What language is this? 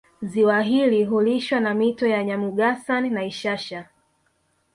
Swahili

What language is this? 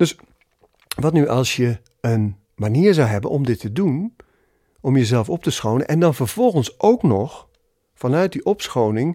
Dutch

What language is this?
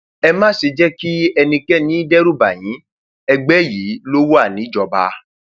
Yoruba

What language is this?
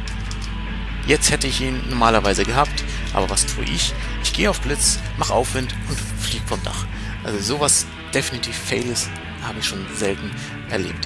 German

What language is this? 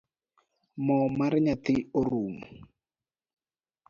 Luo (Kenya and Tanzania)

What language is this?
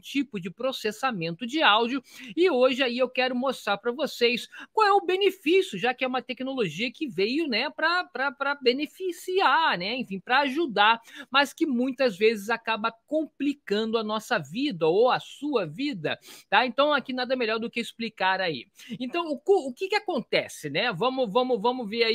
Portuguese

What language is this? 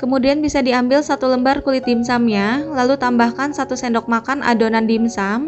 Indonesian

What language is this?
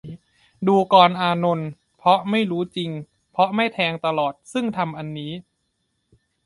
Thai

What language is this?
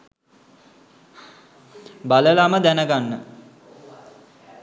Sinhala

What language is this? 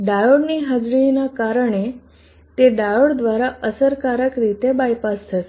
Gujarati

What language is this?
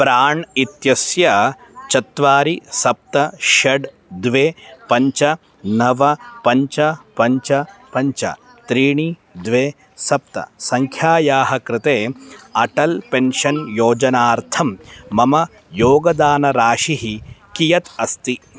Sanskrit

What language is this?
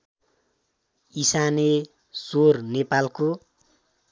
Nepali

